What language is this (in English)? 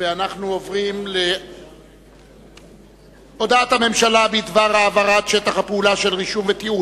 Hebrew